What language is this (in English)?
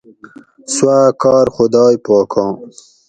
Gawri